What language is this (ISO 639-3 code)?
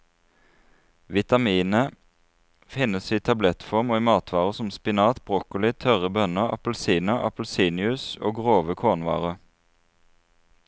nor